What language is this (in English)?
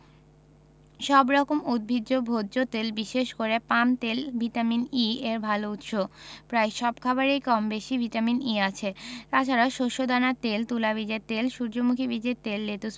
Bangla